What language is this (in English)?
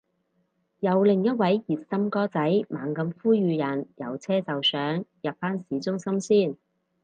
Cantonese